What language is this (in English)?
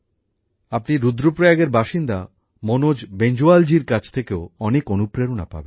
Bangla